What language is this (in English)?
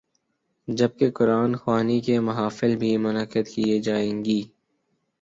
Urdu